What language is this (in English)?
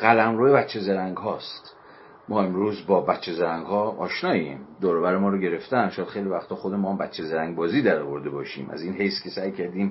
Persian